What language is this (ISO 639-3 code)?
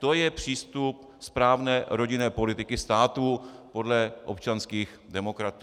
ces